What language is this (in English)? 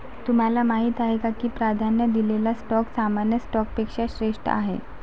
Marathi